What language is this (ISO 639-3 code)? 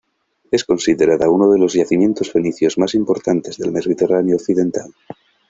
spa